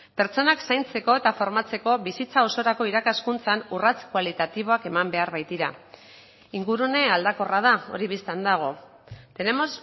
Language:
Basque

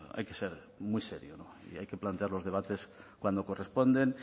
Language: Spanish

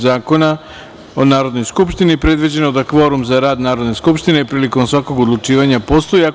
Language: Serbian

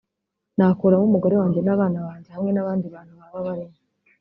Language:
Kinyarwanda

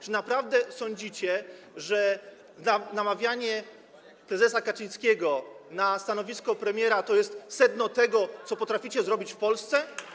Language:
Polish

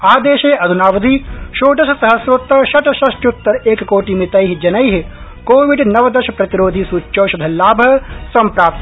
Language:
Sanskrit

